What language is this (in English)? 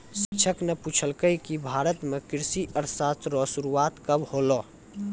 Maithili